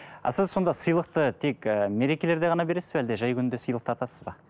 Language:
Kazakh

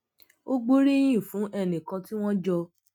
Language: Yoruba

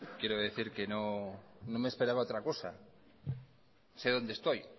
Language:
Spanish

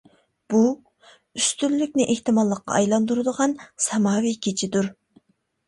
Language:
Uyghur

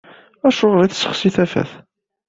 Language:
Kabyle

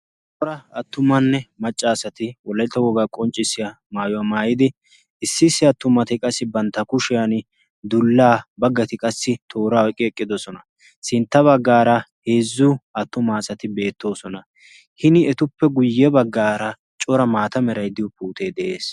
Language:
Wolaytta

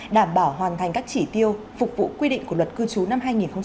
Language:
Vietnamese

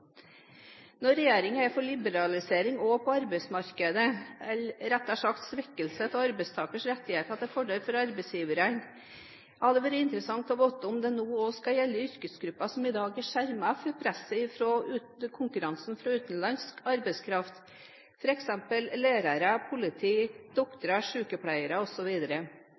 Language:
Norwegian Bokmål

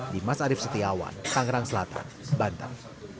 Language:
Indonesian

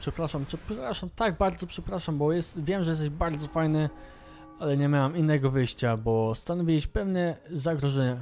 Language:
Polish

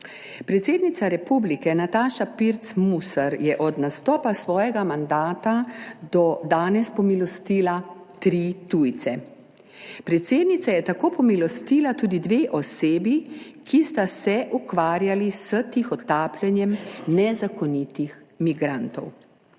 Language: Slovenian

